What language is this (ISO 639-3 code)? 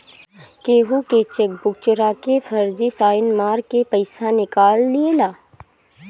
bho